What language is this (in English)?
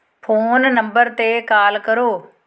Punjabi